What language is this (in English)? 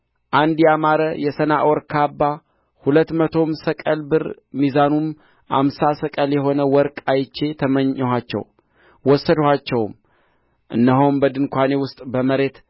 Amharic